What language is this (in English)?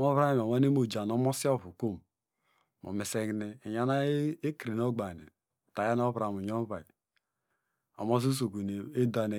Degema